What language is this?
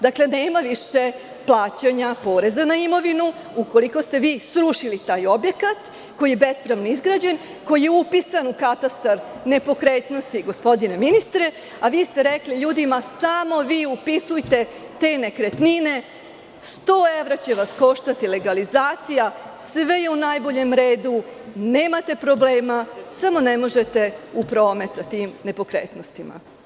Serbian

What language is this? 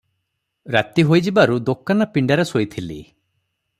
Odia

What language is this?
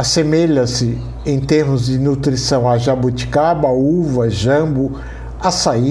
Portuguese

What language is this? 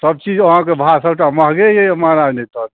Maithili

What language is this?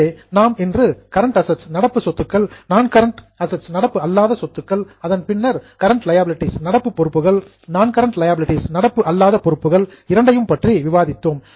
Tamil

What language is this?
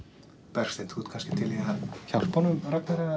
Icelandic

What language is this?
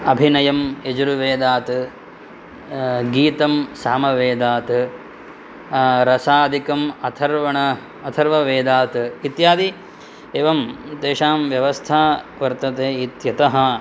Sanskrit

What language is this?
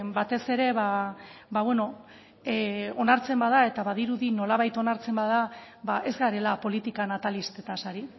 Basque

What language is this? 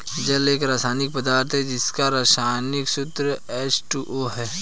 Hindi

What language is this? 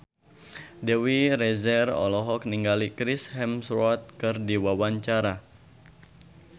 Sundanese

